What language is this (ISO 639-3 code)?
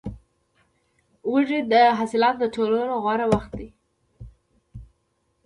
pus